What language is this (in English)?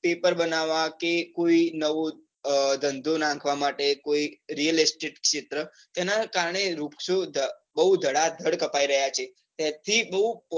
Gujarati